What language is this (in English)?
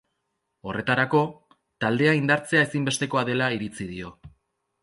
Basque